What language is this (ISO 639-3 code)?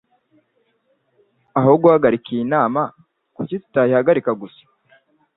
kin